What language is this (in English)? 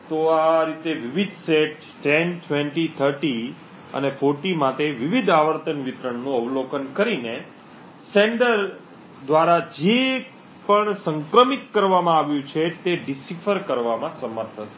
Gujarati